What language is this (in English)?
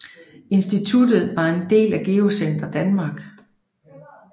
Danish